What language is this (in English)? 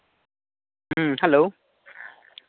Santali